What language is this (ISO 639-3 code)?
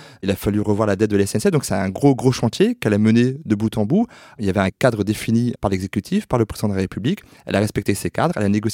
fra